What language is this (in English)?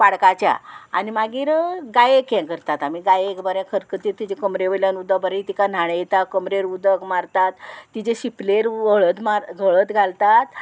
Konkani